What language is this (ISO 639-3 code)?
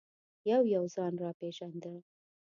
pus